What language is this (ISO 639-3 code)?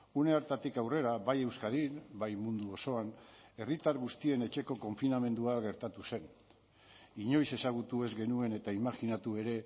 eus